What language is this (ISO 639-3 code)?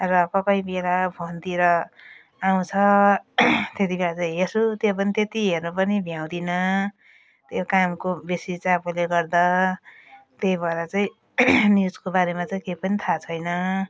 nep